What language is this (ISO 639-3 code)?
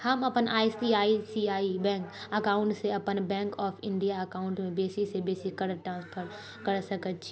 mai